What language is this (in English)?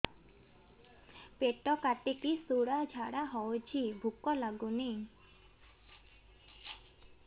Odia